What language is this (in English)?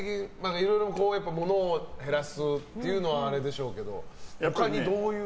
Japanese